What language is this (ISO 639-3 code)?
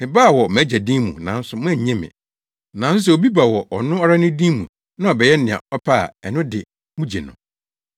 aka